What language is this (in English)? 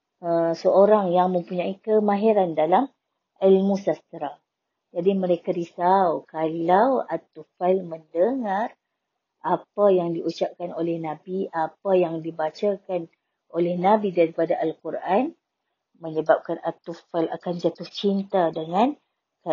Malay